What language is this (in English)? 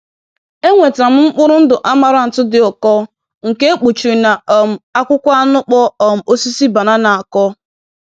Igbo